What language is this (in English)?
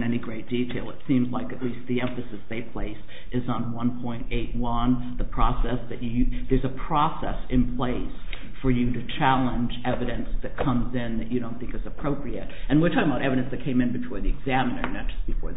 English